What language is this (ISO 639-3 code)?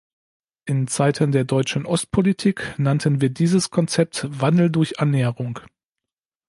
deu